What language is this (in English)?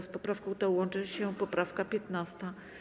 Polish